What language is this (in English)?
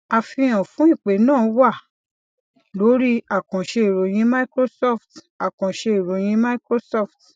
Yoruba